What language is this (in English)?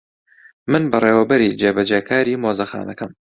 Central Kurdish